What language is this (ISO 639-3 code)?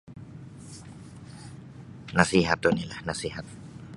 bsy